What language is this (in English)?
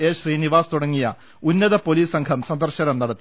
Malayalam